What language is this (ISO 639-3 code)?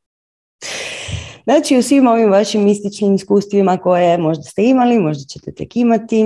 hrv